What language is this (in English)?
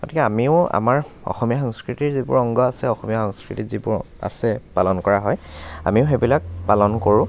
Assamese